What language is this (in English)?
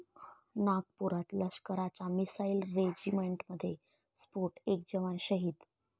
Marathi